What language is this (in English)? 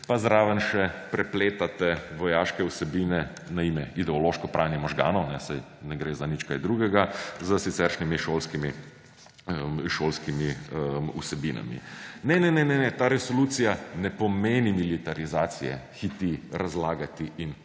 Slovenian